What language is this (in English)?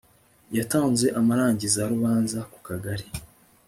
Kinyarwanda